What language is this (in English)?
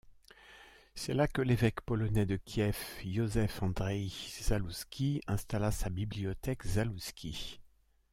French